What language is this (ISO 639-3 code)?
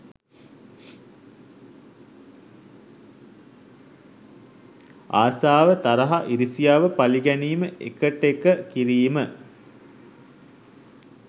sin